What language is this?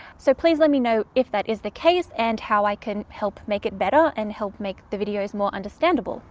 English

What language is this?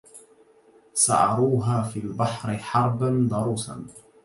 Arabic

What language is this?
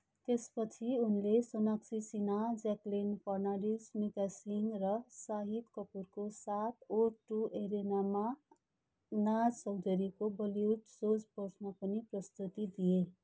Nepali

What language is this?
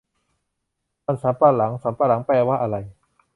Thai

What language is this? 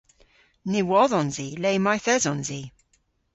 Cornish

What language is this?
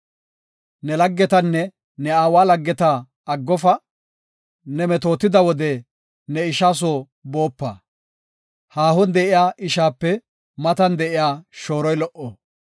Gofa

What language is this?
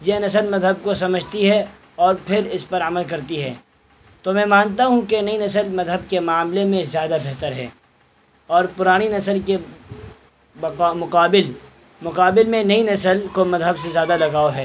Urdu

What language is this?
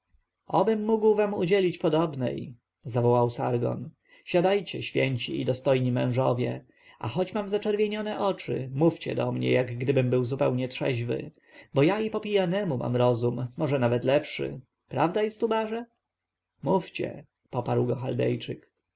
Polish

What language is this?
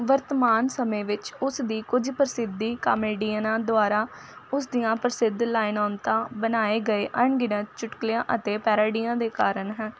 Punjabi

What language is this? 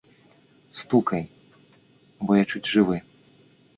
Belarusian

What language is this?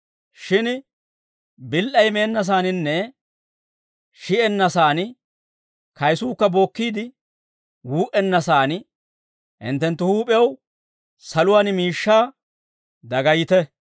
Dawro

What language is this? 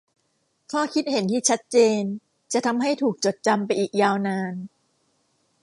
Thai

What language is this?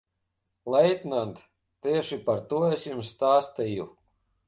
Latvian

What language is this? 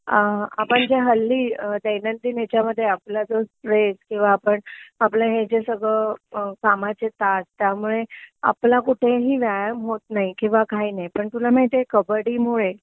Marathi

